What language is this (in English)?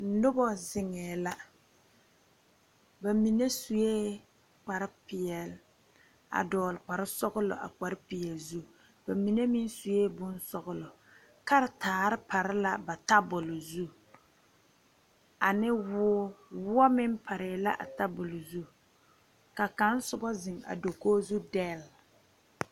Southern Dagaare